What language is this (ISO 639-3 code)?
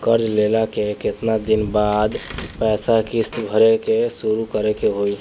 bho